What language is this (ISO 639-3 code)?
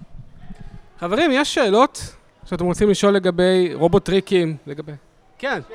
heb